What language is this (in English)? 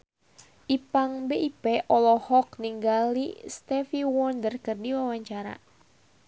Sundanese